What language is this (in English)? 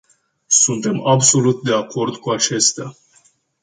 Romanian